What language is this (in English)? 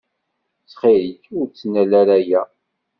Kabyle